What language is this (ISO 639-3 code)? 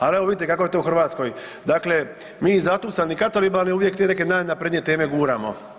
hrv